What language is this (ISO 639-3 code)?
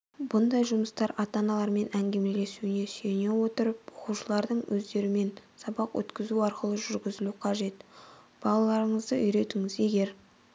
kaz